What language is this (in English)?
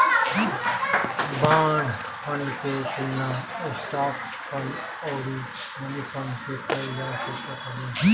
Bhojpuri